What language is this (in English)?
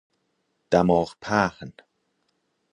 Persian